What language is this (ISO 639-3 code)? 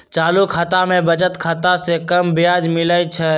mag